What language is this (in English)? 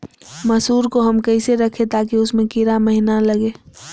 Magahi